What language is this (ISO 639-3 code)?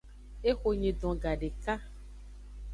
ajg